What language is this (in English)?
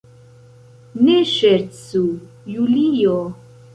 Esperanto